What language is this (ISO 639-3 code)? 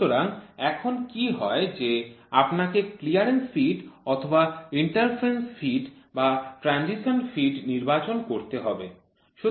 ben